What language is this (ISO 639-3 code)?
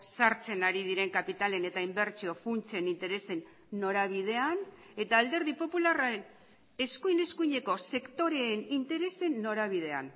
eus